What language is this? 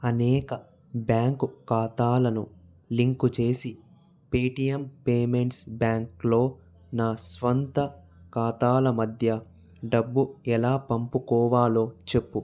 Telugu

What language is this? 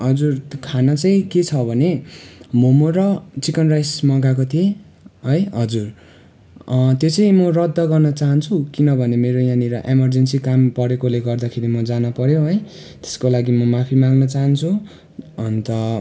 Nepali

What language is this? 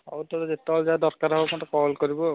Odia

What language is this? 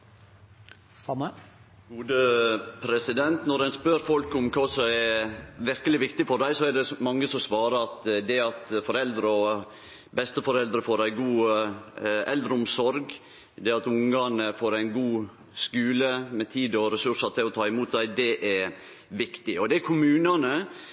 Norwegian Nynorsk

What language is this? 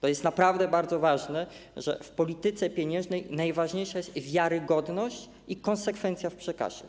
Polish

